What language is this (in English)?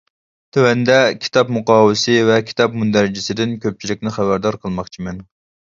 Uyghur